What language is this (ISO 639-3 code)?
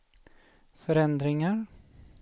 swe